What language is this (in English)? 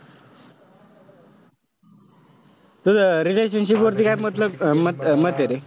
Marathi